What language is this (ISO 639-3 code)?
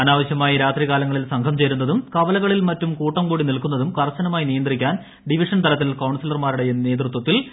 mal